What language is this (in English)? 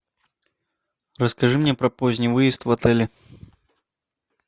Russian